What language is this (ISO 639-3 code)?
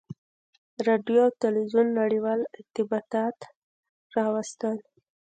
pus